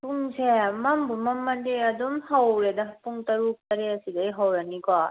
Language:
Manipuri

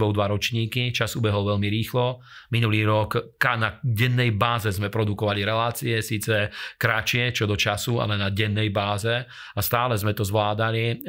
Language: Slovak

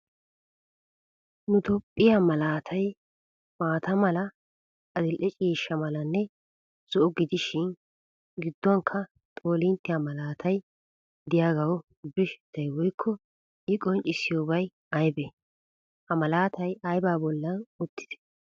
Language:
Wolaytta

